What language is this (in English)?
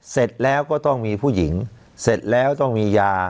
Thai